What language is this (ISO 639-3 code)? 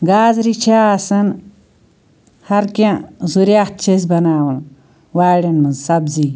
kas